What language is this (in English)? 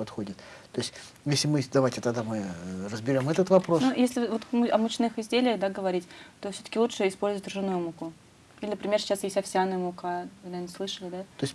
Russian